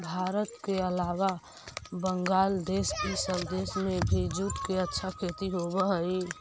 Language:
Magahi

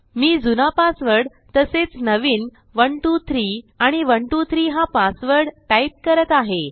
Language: Marathi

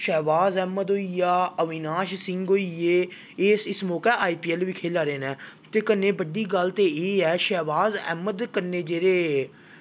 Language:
Dogri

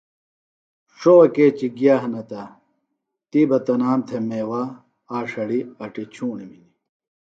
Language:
Phalura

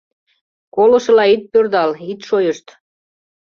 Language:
Mari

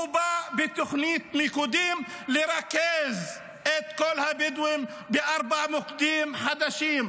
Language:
Hebrew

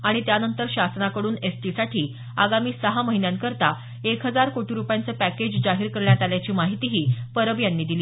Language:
Marathi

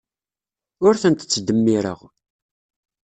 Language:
Kabyle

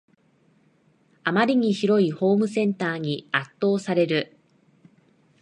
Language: Japanese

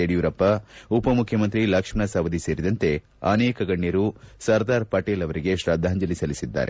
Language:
Kannada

